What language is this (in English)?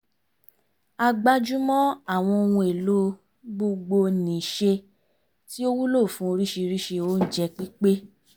Yoruba